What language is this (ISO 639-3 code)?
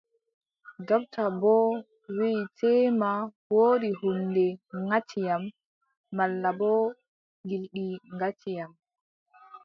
fub